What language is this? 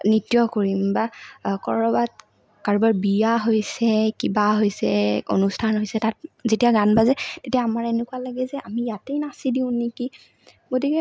Assamese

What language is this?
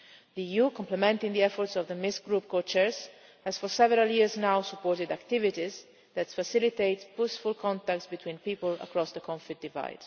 English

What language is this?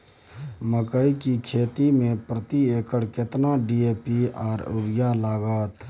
Maithili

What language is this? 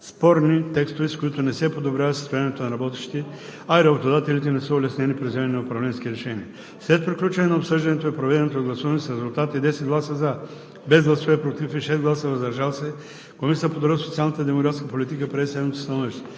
Bulgarian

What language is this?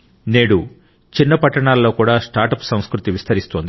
Telugu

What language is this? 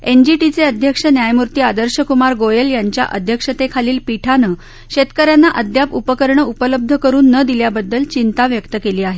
Marathi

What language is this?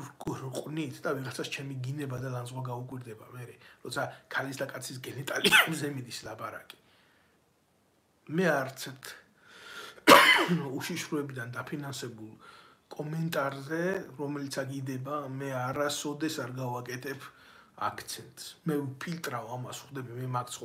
Romanian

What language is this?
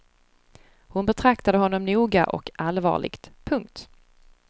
Swedish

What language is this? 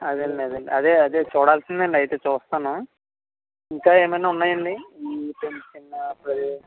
Telugu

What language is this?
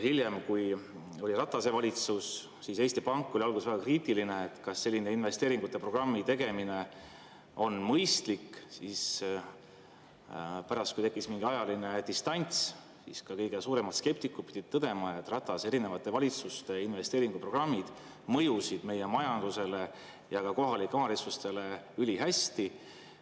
Estonian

